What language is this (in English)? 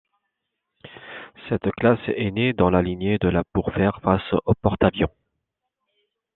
French